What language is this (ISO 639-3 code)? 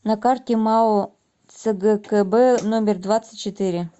rus